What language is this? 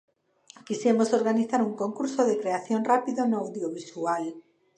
Galician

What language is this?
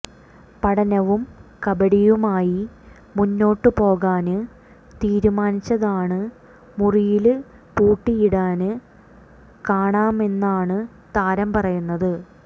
Malayalam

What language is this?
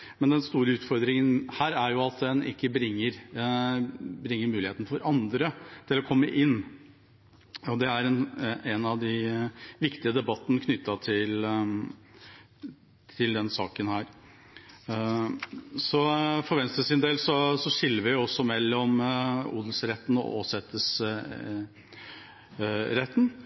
Norwegian Bokmål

